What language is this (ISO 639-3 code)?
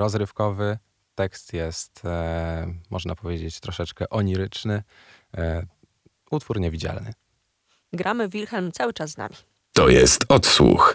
pol